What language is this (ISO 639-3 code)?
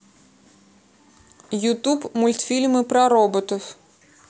rus